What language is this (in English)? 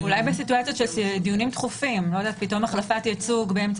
Hebrew